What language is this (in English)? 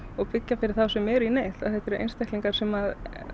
Icelandic